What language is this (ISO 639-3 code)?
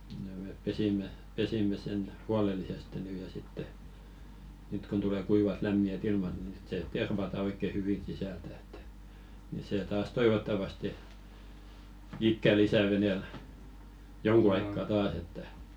fin